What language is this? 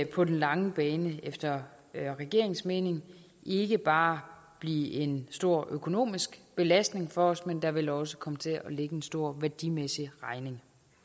Danish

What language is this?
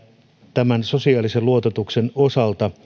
Finnish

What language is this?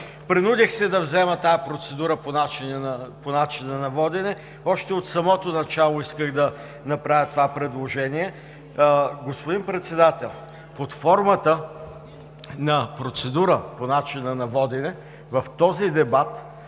Bulgarian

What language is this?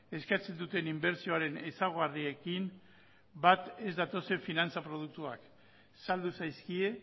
Basque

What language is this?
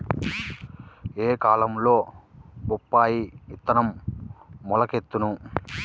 Telugu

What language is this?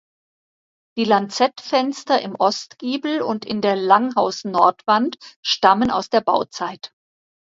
German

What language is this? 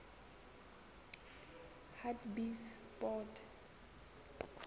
Southern Sotho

